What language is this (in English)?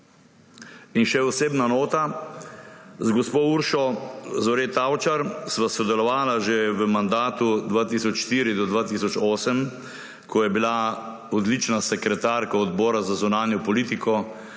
Slovenian